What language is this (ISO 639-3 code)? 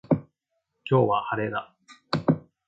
jpn